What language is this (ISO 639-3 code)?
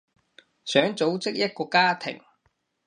yue